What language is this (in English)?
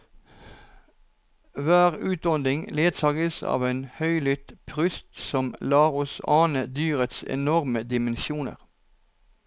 Norwegian